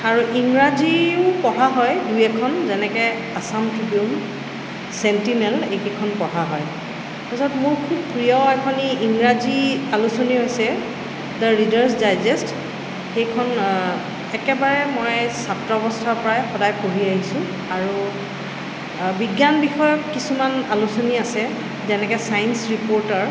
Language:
Assamese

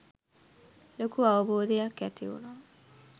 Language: Sinhala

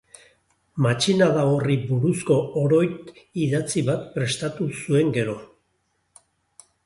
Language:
Basque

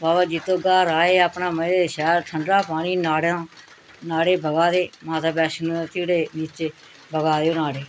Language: Dogri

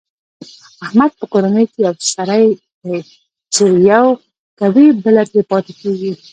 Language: Pashto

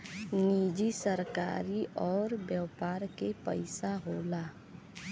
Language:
Bhojpuri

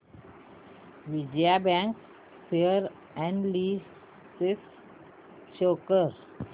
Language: Marathi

